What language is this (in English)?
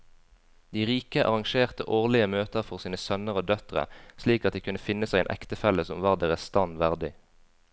Norwegian